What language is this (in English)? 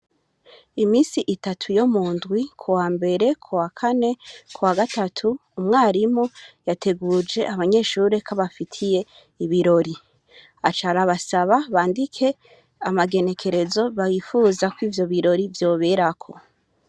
Rundi